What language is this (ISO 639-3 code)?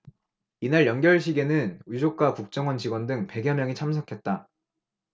kor